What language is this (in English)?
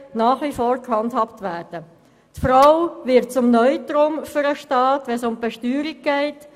Swiss German